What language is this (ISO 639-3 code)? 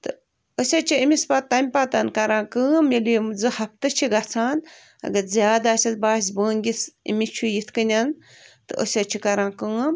kas